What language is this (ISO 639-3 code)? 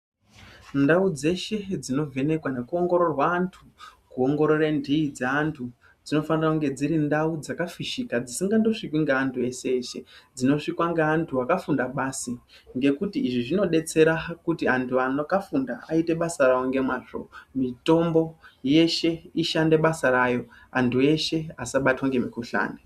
ndc